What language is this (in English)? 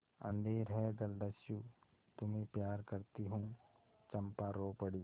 Hindi